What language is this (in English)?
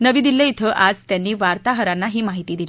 Marathi